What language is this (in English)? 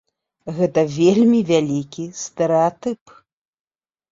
Belarusian